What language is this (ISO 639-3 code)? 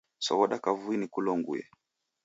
dav